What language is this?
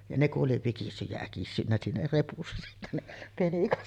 Finnish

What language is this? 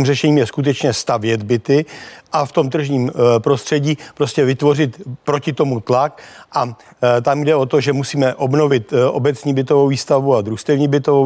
Czech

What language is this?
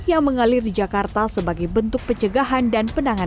Indonesian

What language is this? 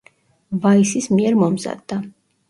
Georgian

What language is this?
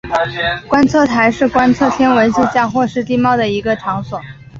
Chinese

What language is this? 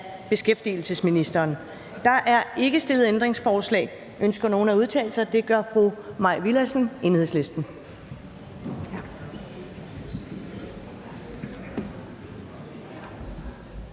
Danish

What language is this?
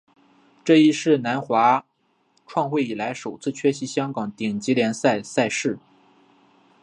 Chinese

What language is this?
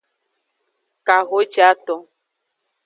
Aja (Benin)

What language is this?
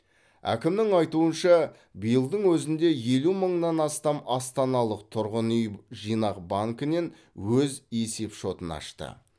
Kazakh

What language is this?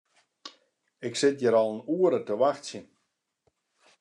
Western Frisian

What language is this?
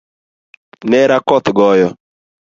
Luo (Kenya and Tanzania)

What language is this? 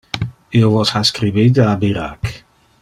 Interlingua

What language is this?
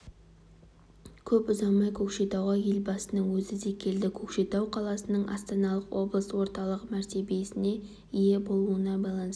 Kazakh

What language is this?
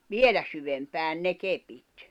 Finnish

